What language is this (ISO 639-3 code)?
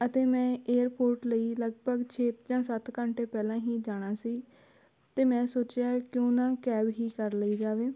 pan